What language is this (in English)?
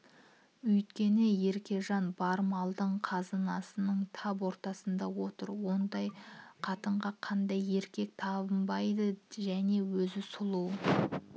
Kazakh